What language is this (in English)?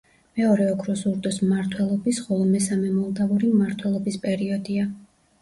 Georgian